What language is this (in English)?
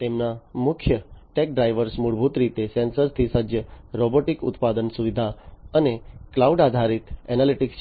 Gujarati